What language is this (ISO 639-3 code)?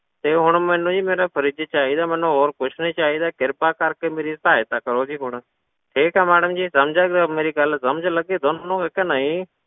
pan